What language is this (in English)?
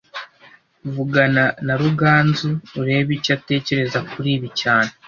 Kinyarwanda